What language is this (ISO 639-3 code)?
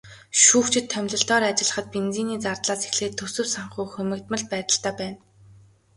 mon